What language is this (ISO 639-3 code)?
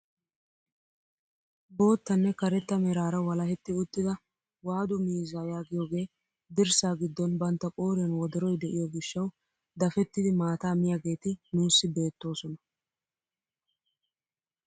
wal